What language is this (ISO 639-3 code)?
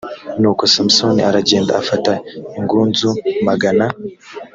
kin